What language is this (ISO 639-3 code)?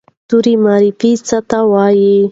pus